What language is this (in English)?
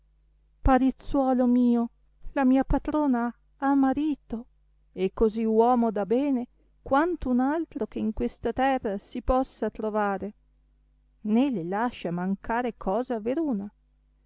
Italian